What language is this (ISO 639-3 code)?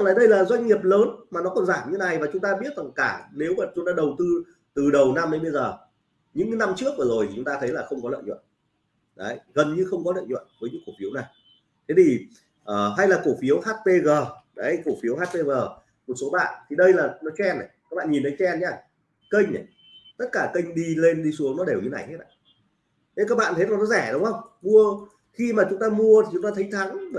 vie